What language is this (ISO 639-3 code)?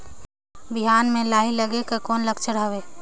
hne